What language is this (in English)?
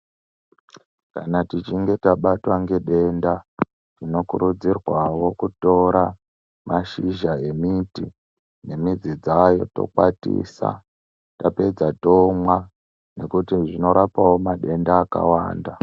Ndau